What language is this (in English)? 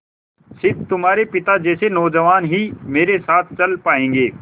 Hindi